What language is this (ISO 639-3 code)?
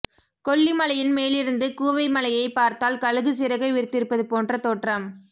tam